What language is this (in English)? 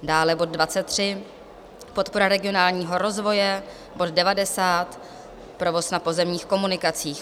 Czech